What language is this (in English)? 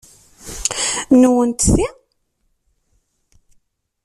Kabyle